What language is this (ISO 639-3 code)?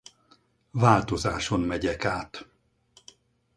hun